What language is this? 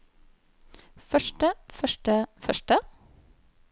Norwegian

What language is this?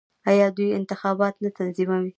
Pashto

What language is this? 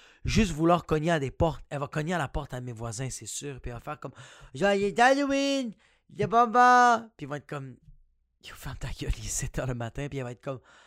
French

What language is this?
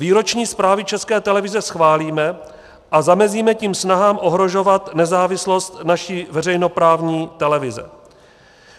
Czech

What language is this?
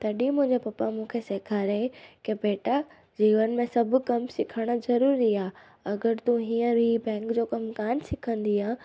Sindhi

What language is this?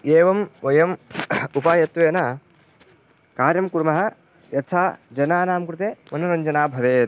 Sanskrit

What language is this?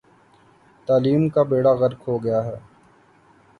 Urdu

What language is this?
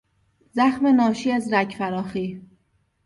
Persian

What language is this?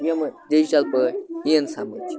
Kashmiri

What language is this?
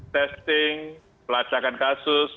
Indonesian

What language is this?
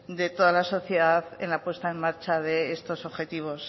Spanish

